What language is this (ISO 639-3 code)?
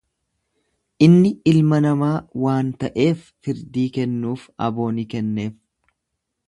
orm